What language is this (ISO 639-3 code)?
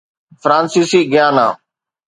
snd